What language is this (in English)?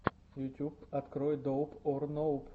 Russian